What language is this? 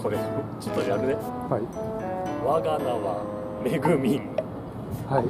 Japanese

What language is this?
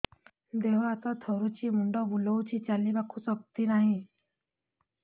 Odia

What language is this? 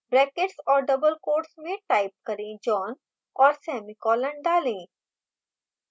Hindi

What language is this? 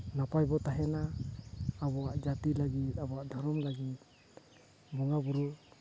Santali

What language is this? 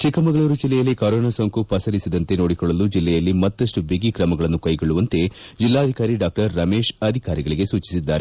Kannada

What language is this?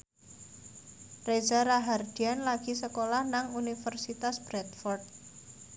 Javanese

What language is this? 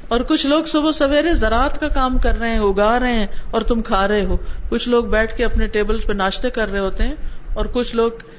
Urdu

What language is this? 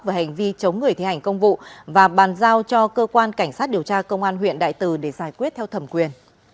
Vietnamese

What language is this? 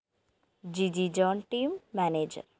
Malayalam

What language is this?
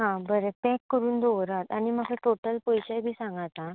Konkani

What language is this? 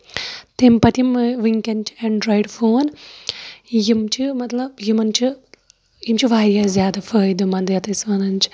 Kashmiri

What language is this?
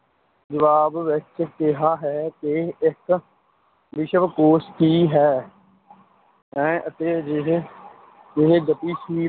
Punjabi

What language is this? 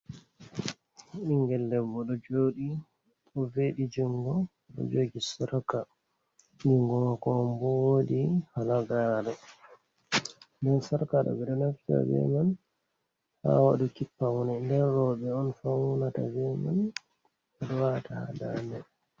Fula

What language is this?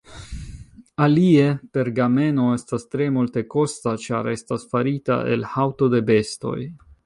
Esperanto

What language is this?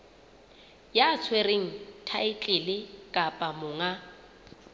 Southern Sotho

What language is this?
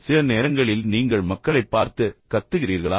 Tamil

